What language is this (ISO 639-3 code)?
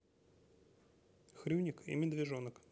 rus